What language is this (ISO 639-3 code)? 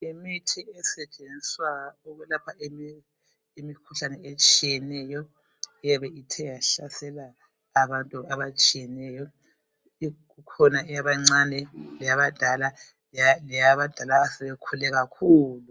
nde